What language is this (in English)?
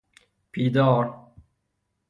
Persian